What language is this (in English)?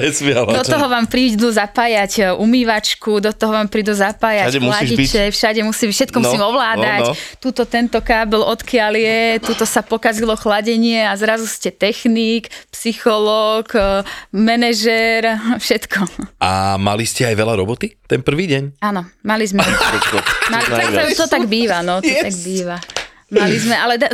Slovak